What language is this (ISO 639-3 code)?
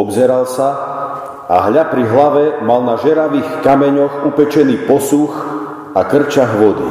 slk